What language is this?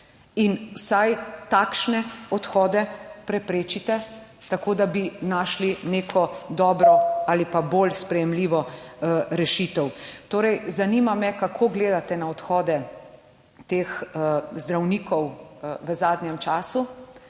Slovenian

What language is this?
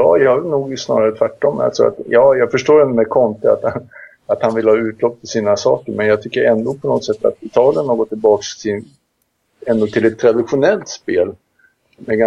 Swedish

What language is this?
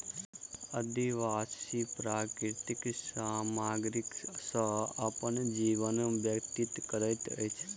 Maithili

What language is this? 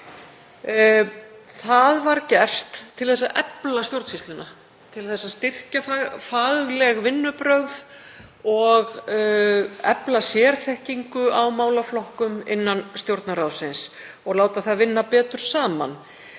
Icelandic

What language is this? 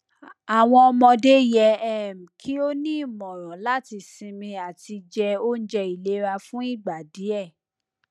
Yoruba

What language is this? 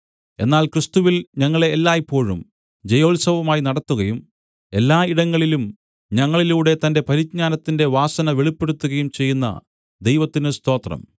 Malayalam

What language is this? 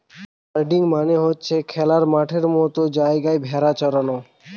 Bangla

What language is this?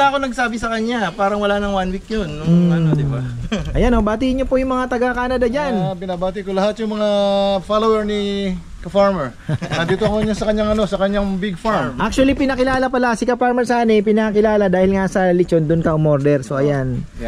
Filipino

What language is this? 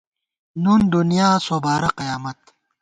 Gawar-Bati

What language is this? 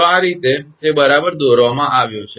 Gujarati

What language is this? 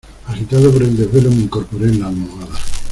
Spanish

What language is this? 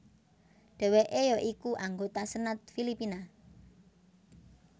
Javanese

